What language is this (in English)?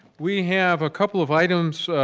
English